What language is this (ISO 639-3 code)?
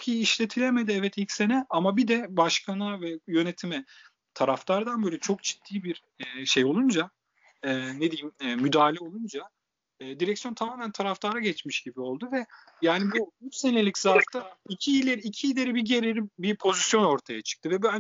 tur